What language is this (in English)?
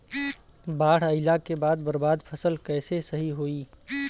Bhojpuri